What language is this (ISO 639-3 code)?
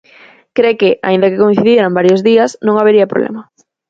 glg